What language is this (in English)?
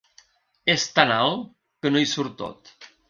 Catalan